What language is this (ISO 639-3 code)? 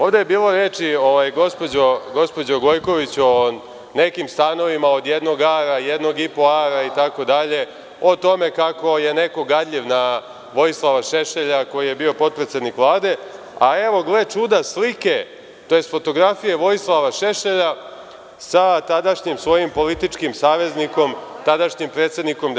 srp